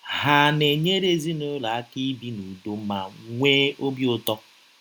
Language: Igbo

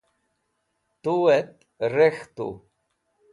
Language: Wakhi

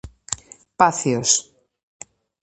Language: Galician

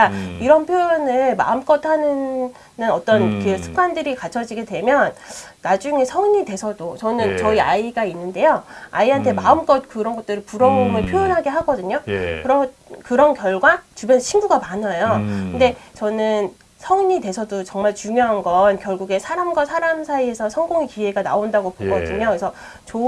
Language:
Korean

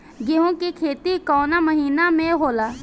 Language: Bhojpuri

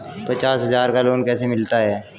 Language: Hindi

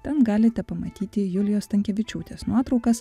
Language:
Lithuanian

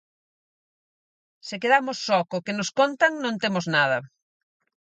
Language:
Galician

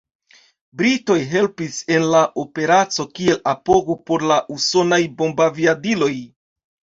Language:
Esperanto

